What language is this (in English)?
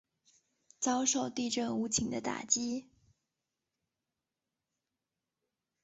Chinese